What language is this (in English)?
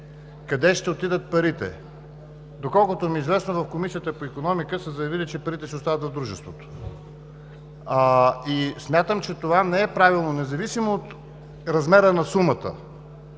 Bulgarian